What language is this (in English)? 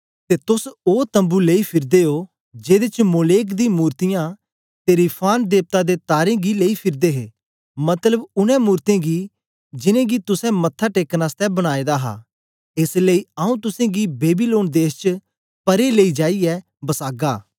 Dogri